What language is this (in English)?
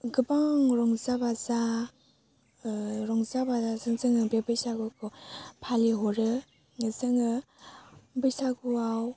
Bodo